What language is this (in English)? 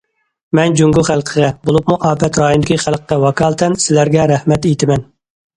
Uyghur